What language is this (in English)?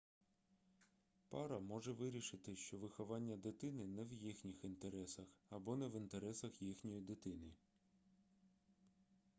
Ukrainian